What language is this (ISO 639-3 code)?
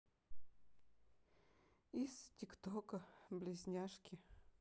rus